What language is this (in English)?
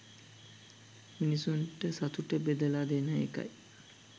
Sinhala